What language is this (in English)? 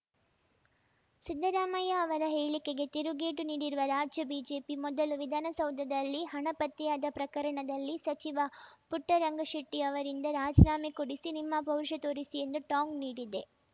Kannada